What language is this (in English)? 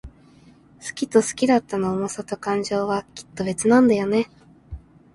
Japanese